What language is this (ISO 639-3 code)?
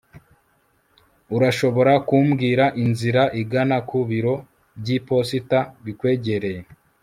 kin